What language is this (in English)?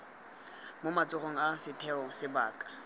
Tswana